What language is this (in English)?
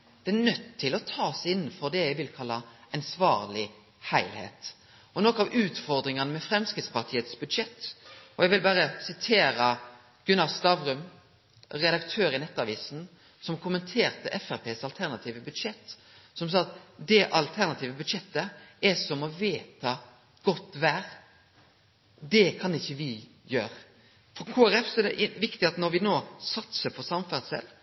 Norwegian Nynorsk